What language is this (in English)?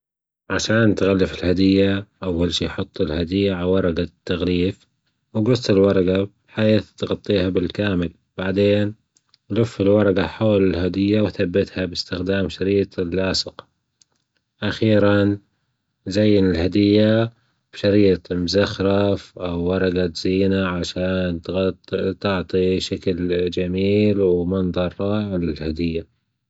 Gulf Arabic